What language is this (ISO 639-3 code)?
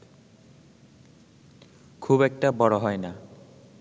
ben